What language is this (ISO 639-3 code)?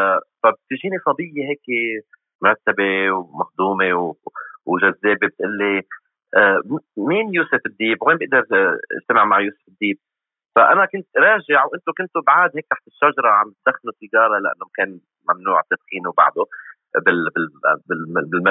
ara